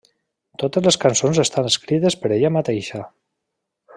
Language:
Catalan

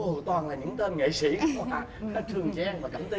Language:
Vietnamese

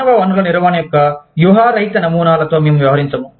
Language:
Telugu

